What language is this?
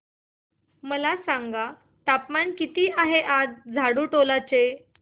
Marathi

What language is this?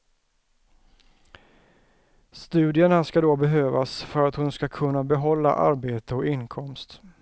Swedish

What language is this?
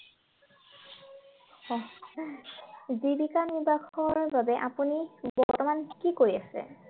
Assamese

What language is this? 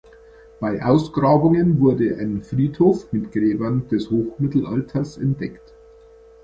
German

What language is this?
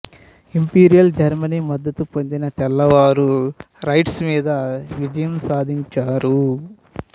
Telugu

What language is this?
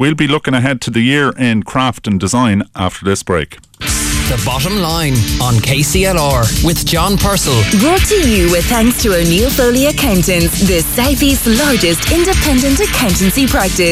English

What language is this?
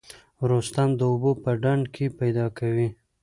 Pashto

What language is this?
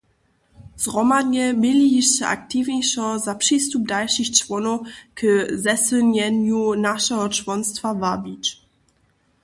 Upper Sorbian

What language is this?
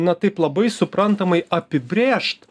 Lithuanian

